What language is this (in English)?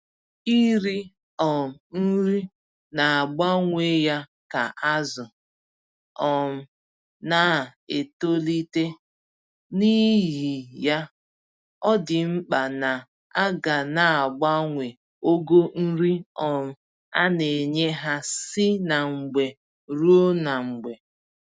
Igbo